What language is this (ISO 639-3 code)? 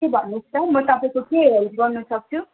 nep